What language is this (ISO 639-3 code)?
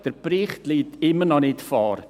gsw